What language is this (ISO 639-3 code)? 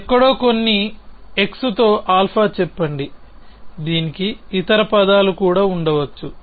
tel